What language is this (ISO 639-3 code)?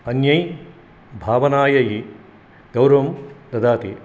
san